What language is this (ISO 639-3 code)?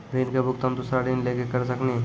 mai